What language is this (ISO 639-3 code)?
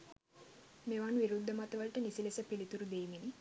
sin